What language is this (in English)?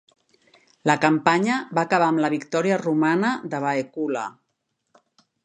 Catalan